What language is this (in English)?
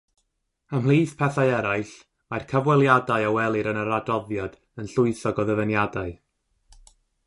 Welsh